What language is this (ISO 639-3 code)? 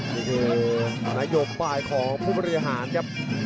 tha